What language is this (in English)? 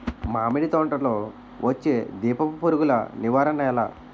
Telugu